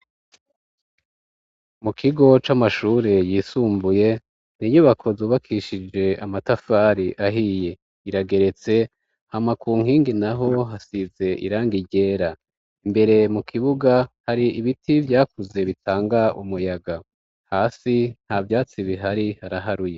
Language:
Rundi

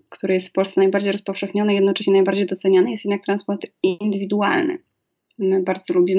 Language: Polish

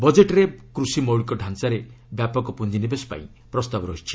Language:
Odia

